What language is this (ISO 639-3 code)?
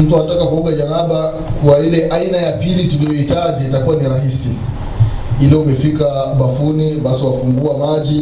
swa